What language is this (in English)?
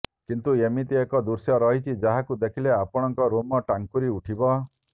Odia